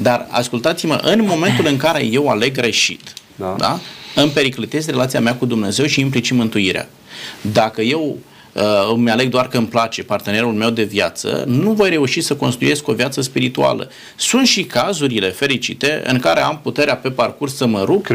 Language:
Romanian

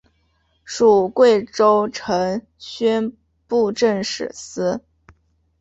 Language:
Chinese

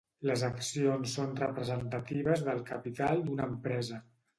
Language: Catalan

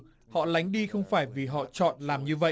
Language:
Vietnamese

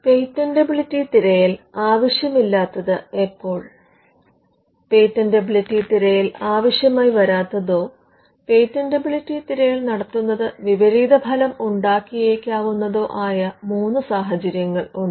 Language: Malayalam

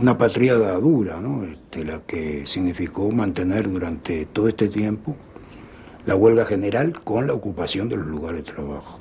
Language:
Spanish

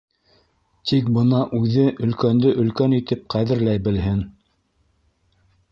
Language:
Bashkir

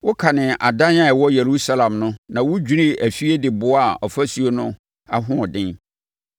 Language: Akan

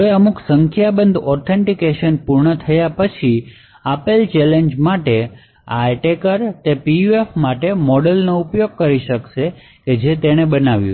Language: Gujarati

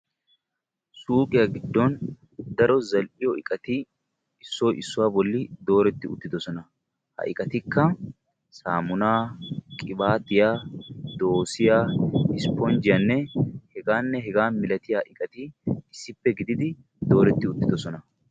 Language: Wolaytta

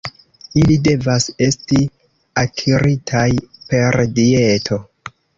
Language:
Esperanto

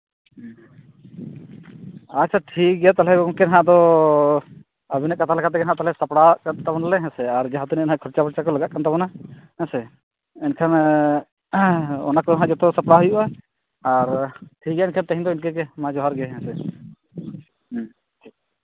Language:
Santali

